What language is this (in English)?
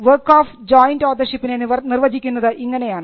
Malayalam